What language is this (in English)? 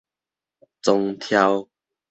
Min Nan Chinese